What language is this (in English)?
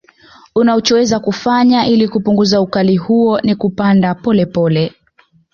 Swahili